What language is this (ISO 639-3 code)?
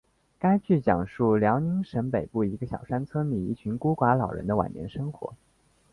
zho